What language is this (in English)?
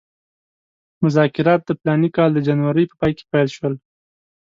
Pashto